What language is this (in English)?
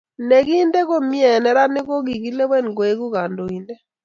Kalenjin